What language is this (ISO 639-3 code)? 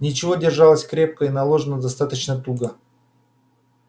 rus